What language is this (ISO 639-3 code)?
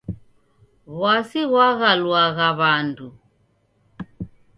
dav